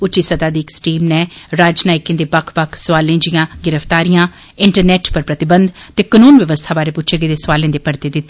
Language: Dogri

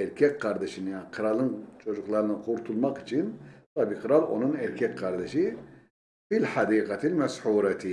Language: Turkish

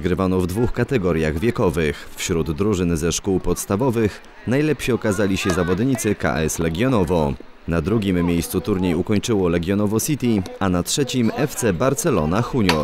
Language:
Polish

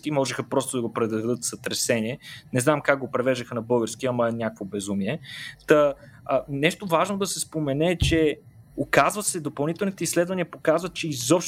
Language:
Bulgarian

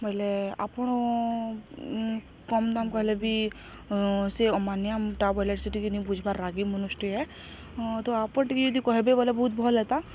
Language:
Odia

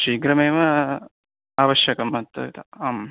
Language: Sanskrit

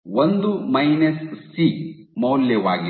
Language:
Kannada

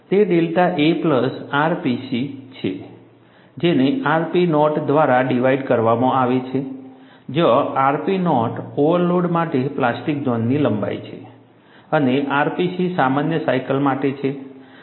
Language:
Gujarati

